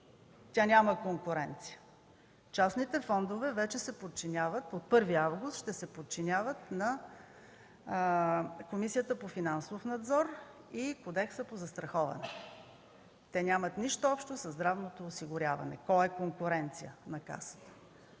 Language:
Bulgarian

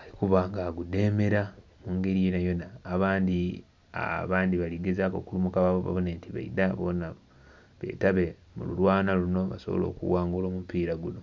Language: Soga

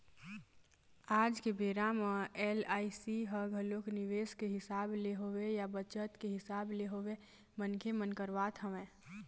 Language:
Chhattisgarhi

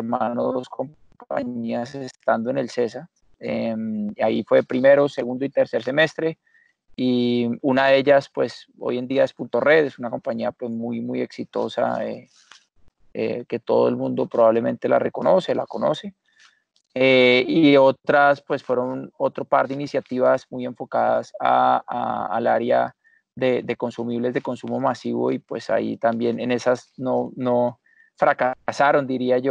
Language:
Spanish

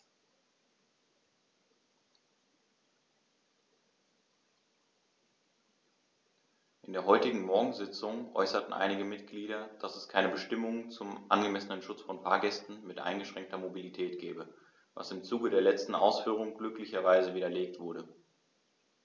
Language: German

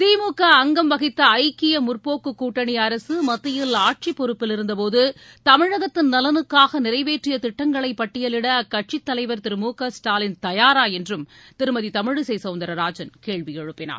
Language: Tamil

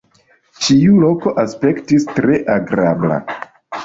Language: Esperanto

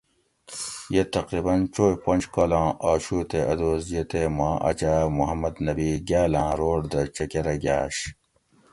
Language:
Gawri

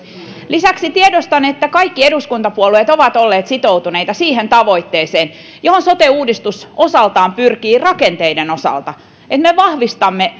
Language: Finnish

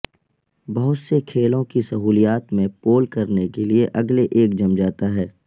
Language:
Urdu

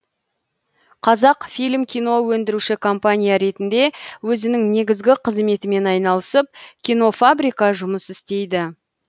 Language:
Kazakh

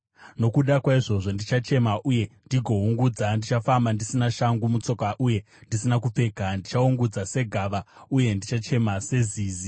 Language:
Shona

